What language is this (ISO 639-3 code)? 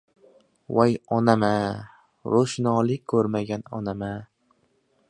uzb